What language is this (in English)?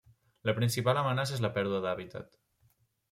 Catalan